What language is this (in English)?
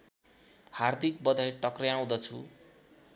Nepali